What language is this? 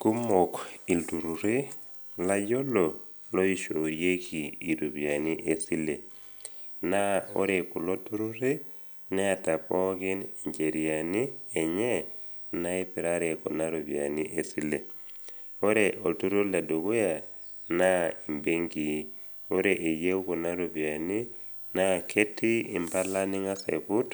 Masai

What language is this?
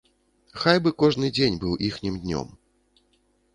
Belarusian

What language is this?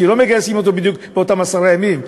Hebrew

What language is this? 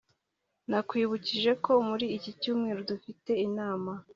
Kinyarwanda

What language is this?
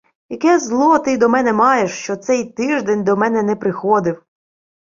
Ukrainian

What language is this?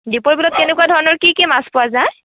Assamese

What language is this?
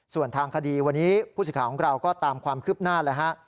Thai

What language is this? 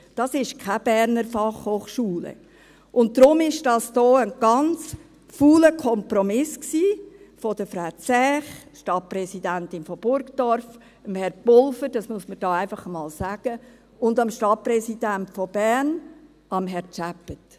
Swiss German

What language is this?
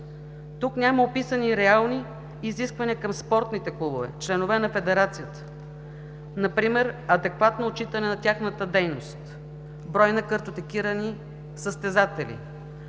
Bulgarian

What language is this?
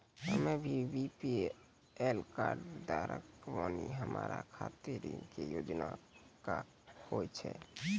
Maithili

